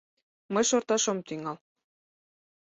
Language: Mari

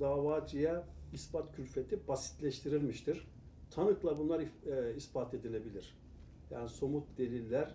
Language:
Turkish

